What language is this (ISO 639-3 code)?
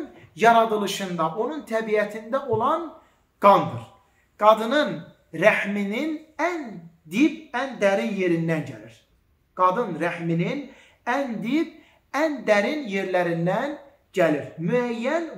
tur